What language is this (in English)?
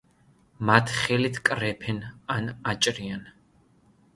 Georgian